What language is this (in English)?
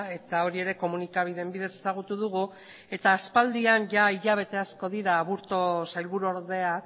Basque